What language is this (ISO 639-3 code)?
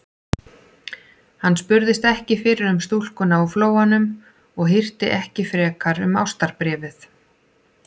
isl